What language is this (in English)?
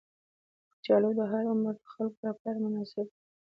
Pashto